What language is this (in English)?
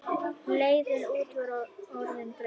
Icelandic